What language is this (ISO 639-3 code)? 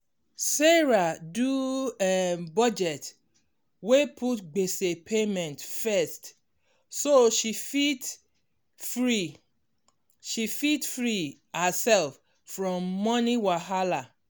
pcm